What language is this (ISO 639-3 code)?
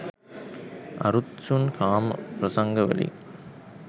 sin